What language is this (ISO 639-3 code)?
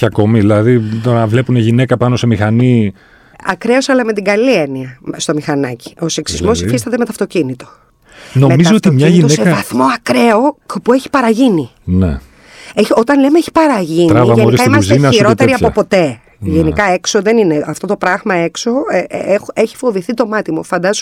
ell